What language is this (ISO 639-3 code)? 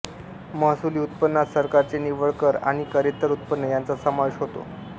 mar